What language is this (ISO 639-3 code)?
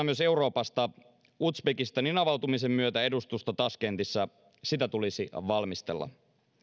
fin